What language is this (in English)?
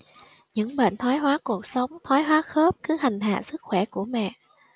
Vietnamese